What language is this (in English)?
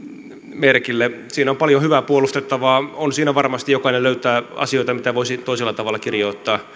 Finnish